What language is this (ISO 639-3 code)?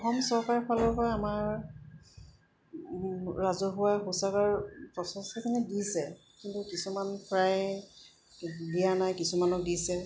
asm